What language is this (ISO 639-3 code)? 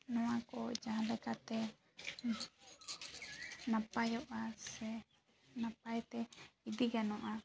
sat